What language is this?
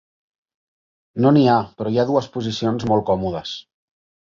Catalan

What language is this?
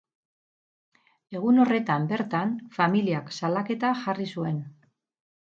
Basque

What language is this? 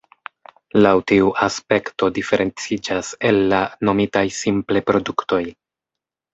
Esperanto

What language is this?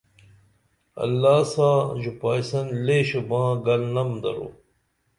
Dameli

